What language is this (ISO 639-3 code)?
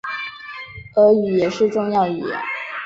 zho